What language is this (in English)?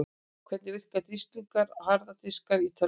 Icelandic